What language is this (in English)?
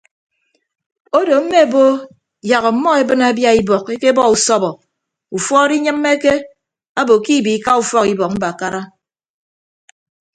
Ibibio